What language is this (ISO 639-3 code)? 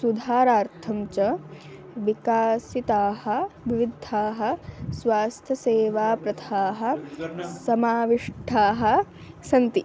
san